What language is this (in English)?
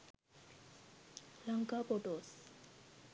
Sinhala